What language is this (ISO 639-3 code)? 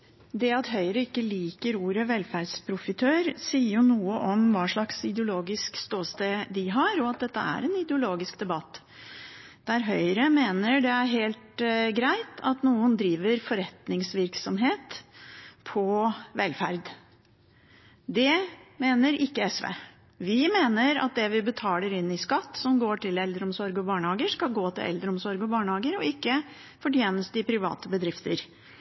nob